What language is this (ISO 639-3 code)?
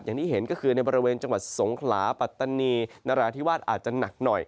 tha